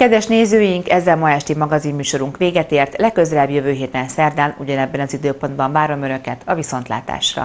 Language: Hungarian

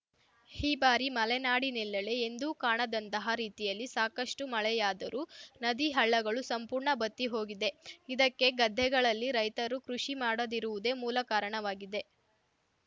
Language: Kannada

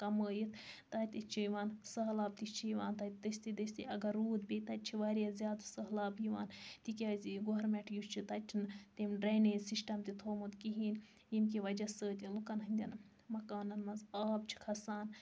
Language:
Kashmiri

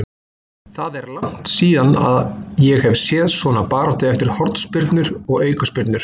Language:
Icelandic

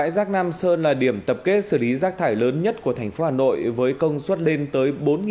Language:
Vietnamese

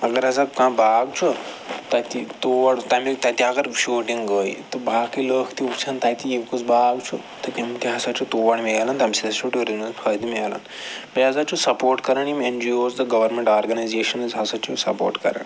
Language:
Kashmiri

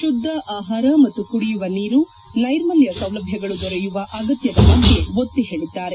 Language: Kannada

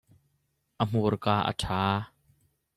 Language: Hakha Chin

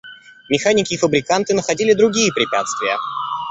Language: Russian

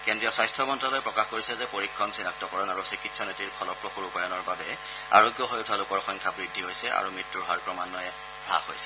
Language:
Assamese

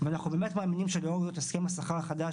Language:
Hebrew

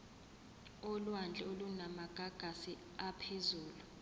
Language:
Zulu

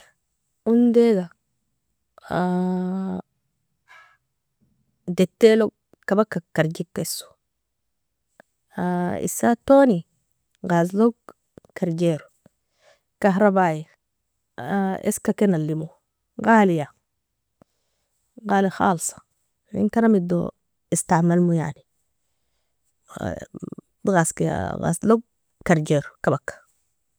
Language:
Nobiin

